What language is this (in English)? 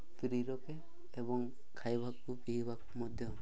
Odia